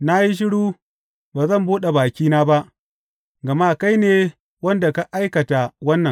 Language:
Hausa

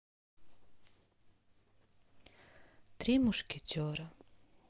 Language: Russian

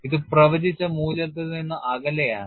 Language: Malayalam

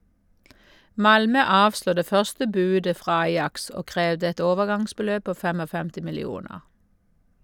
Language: Norwegian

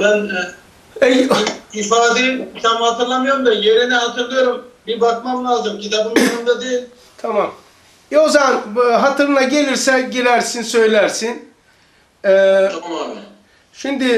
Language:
Turkish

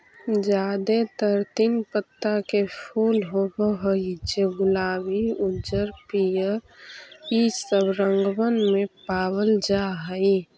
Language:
Magahi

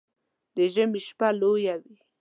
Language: Pashto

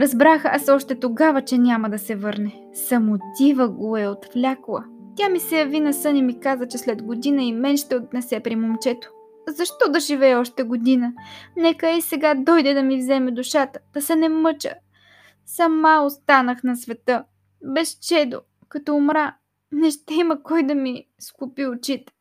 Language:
Bulgarian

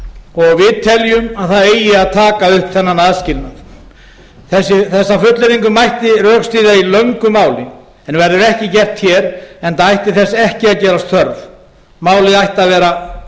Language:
Icelandic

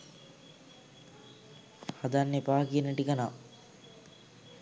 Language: Sinhala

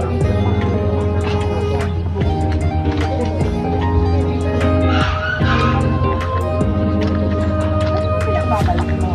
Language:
Thai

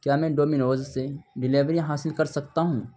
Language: Urdu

